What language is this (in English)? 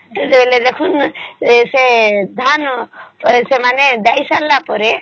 Odia